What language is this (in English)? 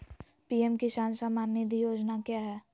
Magahi